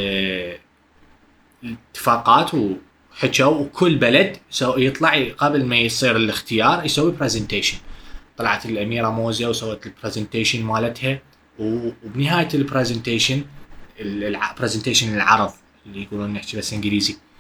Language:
Arabic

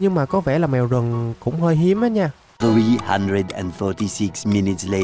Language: Vietnamese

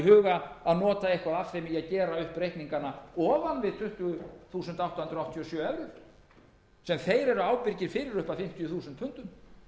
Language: Icelandic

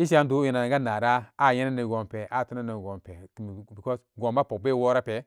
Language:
Samba Daka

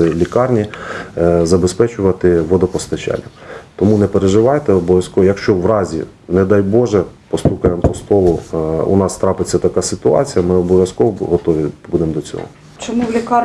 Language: Ukrainian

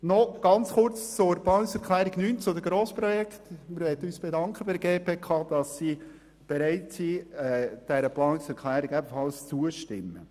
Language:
Swiss German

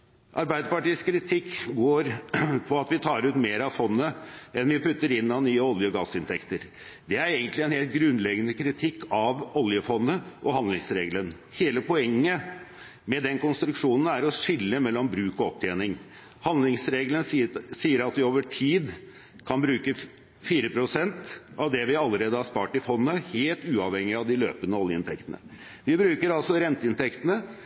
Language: Norwegian Bokmål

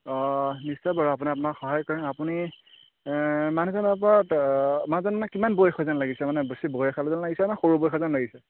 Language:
Assamese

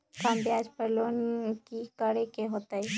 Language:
Magahi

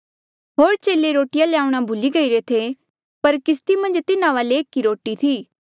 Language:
Mandeali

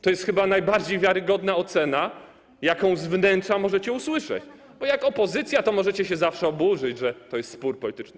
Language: Polish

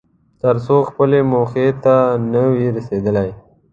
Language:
Pashto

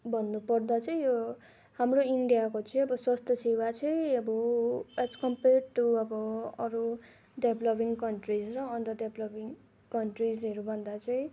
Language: Nepali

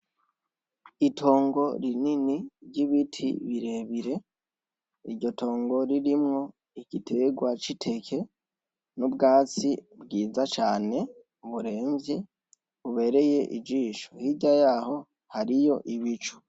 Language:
Rundi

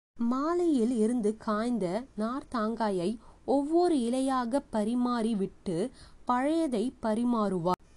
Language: Tamil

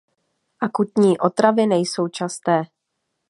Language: Czech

